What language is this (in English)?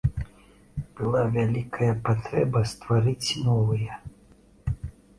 Belarusian